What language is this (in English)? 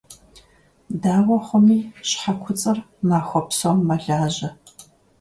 Kabardian